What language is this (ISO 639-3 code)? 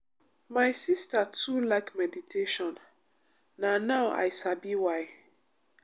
pcm